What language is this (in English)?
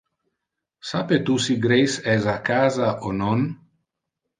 Interlingua